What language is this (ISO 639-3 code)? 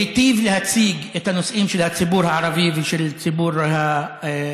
heb